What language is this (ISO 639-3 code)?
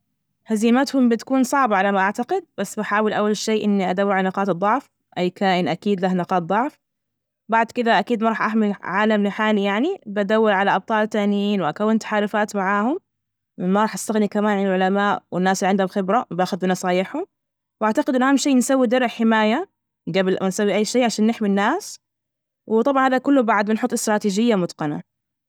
ars